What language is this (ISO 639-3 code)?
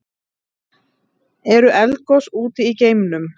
isl